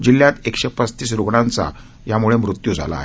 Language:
Marathi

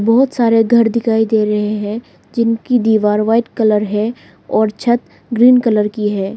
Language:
Hindi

